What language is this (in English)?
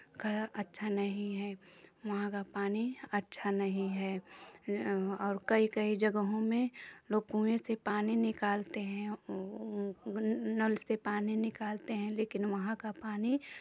Hindi